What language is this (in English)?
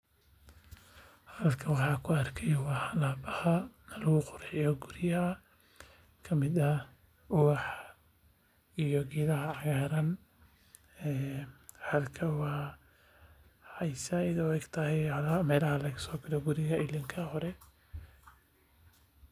Somali